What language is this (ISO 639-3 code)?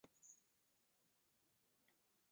zho